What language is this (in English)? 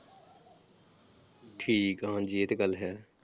Punjabi